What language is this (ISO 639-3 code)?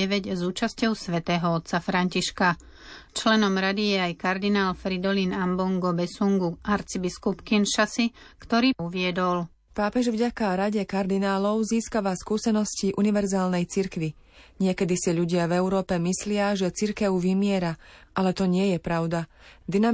slk